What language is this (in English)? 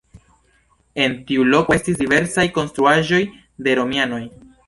Esperanto